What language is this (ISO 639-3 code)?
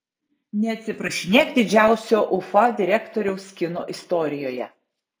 lit